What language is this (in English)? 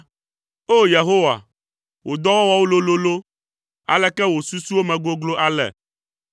Ewe